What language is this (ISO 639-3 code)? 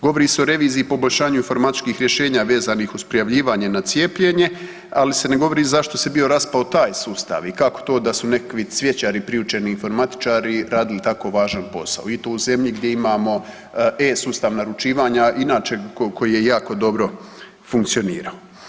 hrv